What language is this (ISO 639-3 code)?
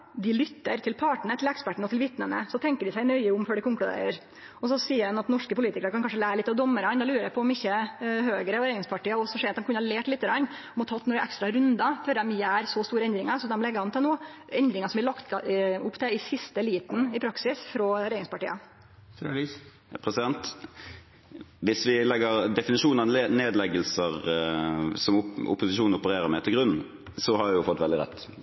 nor